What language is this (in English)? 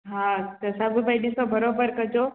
Sindhi